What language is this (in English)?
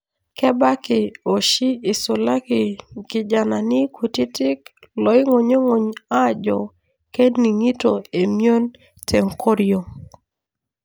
Masai